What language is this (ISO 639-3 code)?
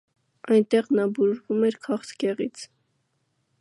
hye